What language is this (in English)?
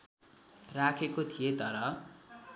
Nepali